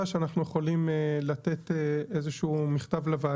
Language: Hebrew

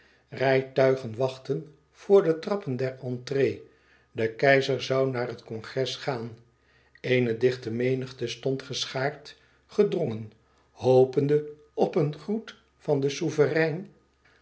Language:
Dutch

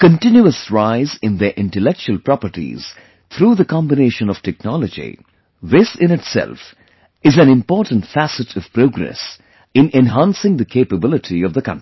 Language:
English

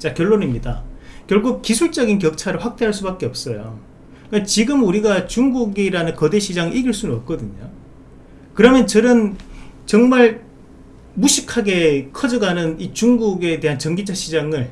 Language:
Korean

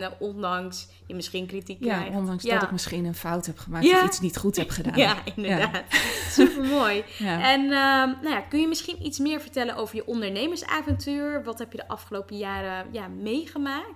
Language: Dutch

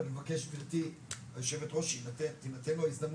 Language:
Hebrew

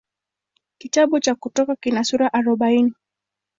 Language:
Swahili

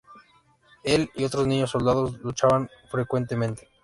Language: Spanish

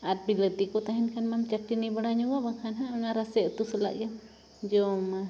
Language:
Santali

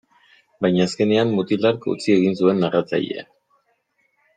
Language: Basque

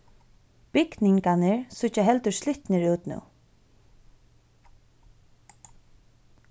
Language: Faroese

